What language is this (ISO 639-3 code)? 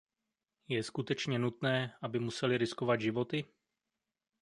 ces